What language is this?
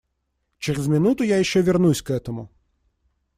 Russian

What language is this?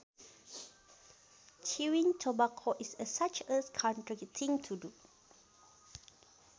Sundanese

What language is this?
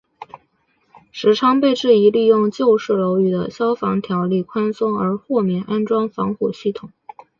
Chinese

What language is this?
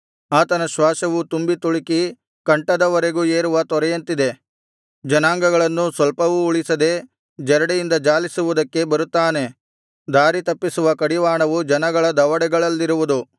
Kannada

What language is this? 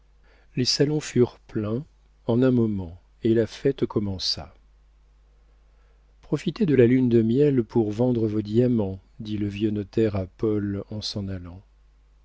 French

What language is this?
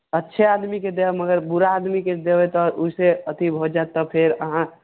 Maithili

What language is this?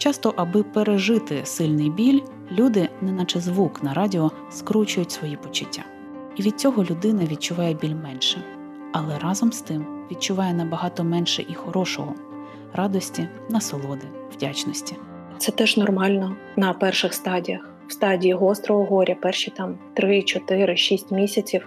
Ukrainian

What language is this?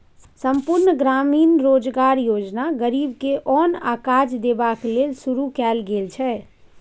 Maithili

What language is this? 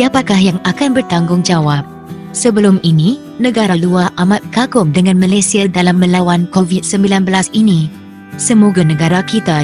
Malay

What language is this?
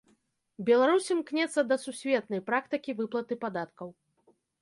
Belarusian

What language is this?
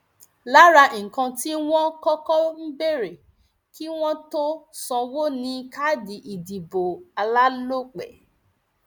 Yoruba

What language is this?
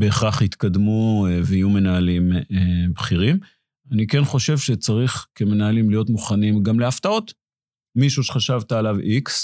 Hebrew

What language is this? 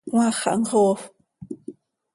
Seri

